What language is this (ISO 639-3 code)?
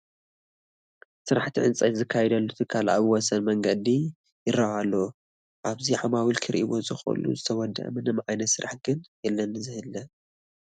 tir